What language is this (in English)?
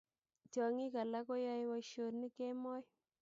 Kalenjin